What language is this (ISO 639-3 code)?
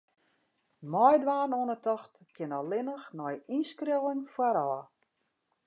fry